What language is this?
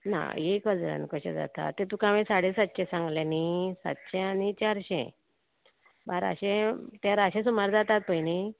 Konkani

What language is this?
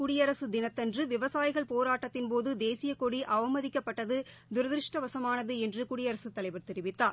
Tamil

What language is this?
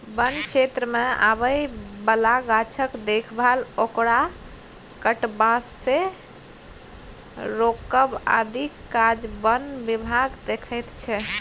Maithili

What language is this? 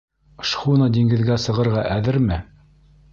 Bashkir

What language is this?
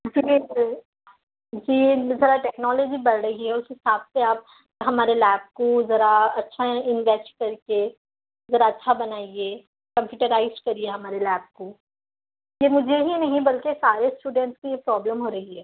Urdu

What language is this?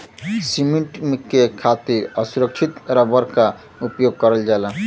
Bhojpuri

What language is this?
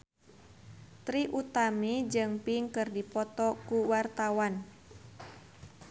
Sundanese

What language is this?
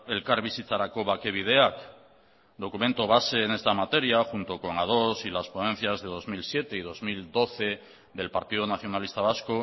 Spanish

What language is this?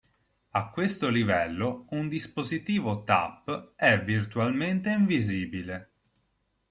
Italian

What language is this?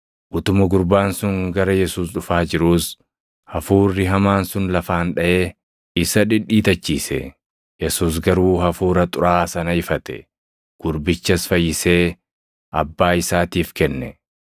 Oromo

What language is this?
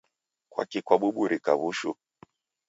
Taita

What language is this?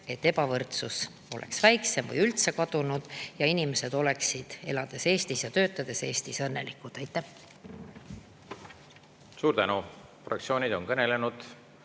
Estonian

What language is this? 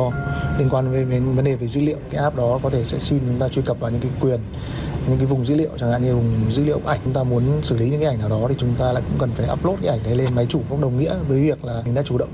Vietnamese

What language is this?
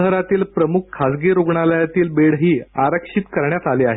Marathi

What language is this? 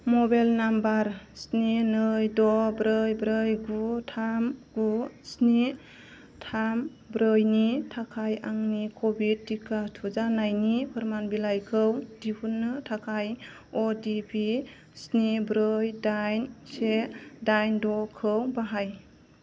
Bodo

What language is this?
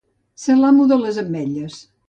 Catalan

